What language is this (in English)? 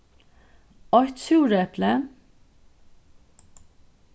Faroese